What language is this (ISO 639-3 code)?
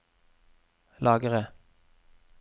nor